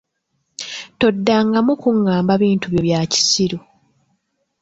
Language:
Ganda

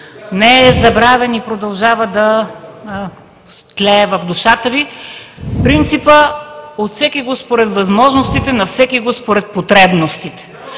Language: Bulgarian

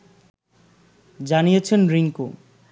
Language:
Bangla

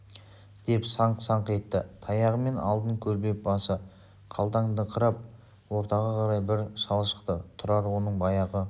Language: Kazakh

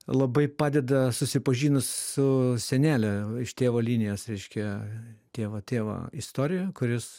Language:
Lithuanian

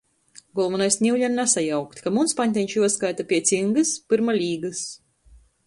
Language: Latgalian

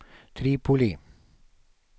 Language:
Swedish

